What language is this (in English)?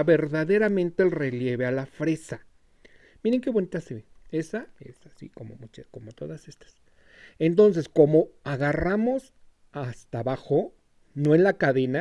Spanish